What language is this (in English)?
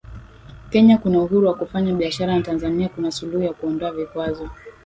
Swahili